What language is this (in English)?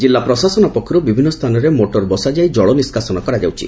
Odia